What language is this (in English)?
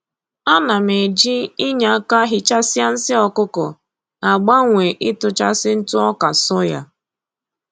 Igbo